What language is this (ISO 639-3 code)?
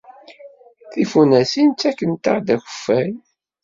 kab